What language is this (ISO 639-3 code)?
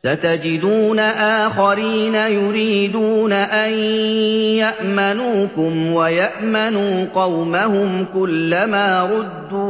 ara